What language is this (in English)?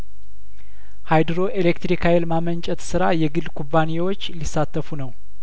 Amharic